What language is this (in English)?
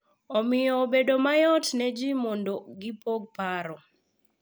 Luo (Kenya and Tanzania)